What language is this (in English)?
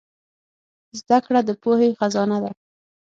Pashto